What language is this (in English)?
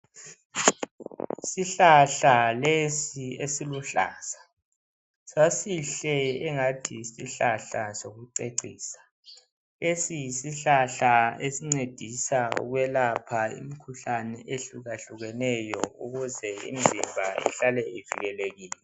North Ndebele